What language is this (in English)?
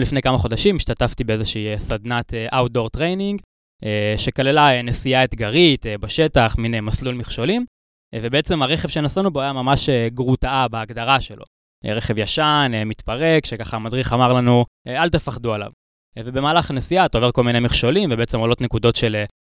Hebrew